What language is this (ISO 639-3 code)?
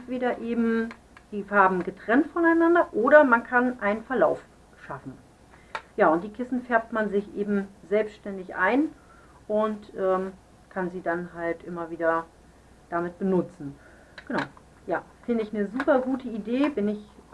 deu